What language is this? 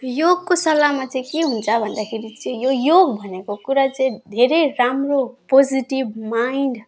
Nepali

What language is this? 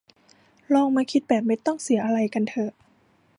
Thai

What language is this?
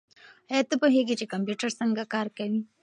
Pashto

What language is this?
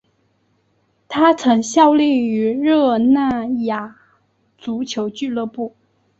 Chinese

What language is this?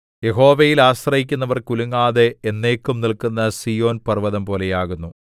Malayalam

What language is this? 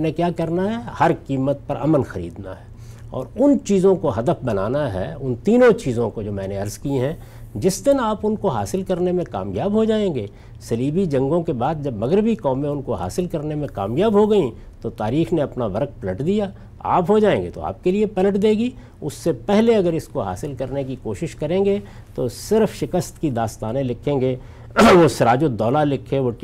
Urdu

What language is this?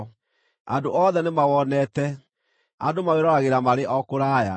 Kikuyu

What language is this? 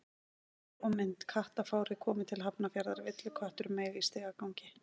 Icelandic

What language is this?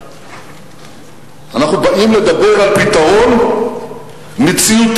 Hebrew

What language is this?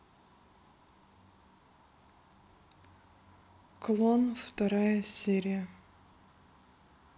Russian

